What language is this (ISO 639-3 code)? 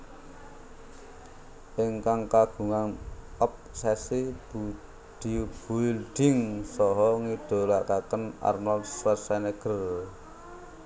jav